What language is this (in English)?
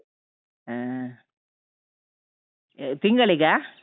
Kannada